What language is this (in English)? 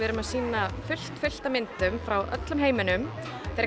Icelandic